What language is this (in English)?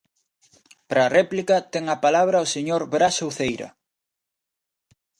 Galician